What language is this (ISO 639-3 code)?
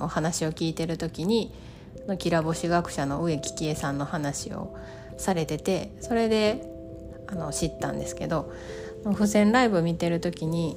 jpn